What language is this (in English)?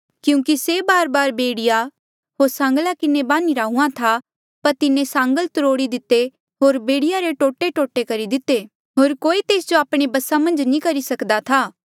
Mandeali